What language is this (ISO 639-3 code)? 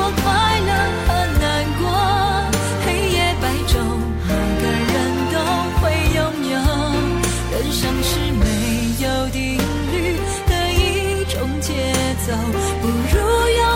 zho